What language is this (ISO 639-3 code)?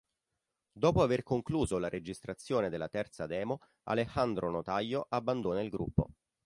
ita